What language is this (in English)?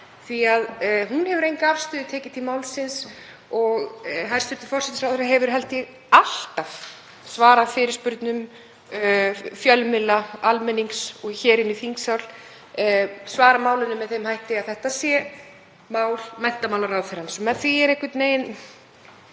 Icelandic